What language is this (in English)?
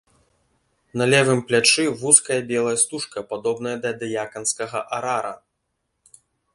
Belarusian